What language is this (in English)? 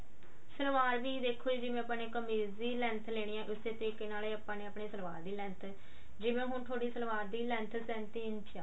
Punjabi